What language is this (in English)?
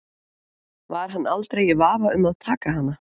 Icelandic